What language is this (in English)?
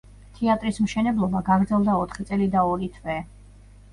Georgian